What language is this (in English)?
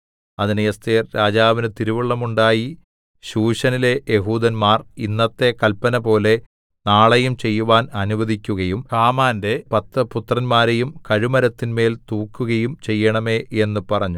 Malayalam